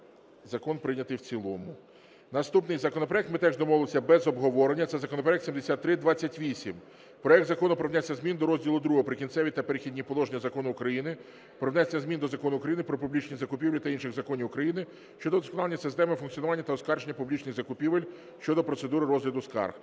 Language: Ukrainian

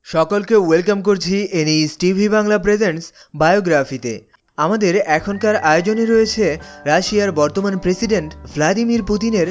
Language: Bangla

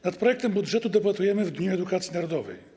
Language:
Polish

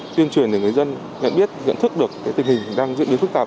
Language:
Vietnamese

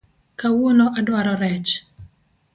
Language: Luo (Kenya and Tanzania)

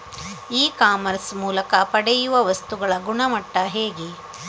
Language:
Kannada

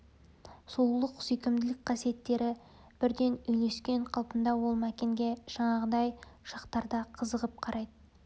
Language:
Kazakh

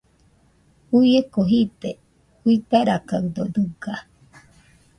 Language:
Nüpode Huitoto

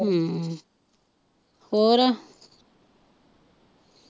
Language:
Punjabi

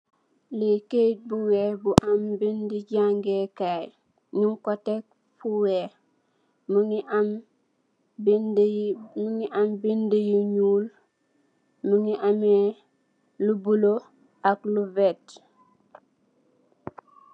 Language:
Wolof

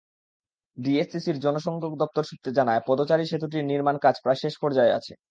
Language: Bangla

